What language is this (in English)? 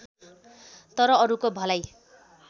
Nepali